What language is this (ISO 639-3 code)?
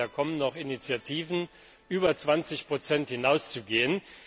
deu